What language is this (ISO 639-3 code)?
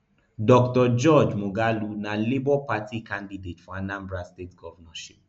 pcm